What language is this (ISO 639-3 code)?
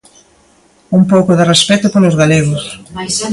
glg